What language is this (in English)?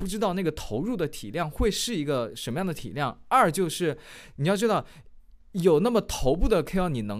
Chinese